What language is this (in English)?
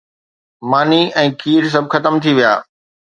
Sindhi